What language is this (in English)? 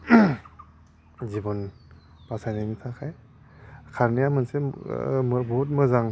Bodo